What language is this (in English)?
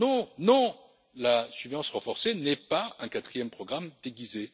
French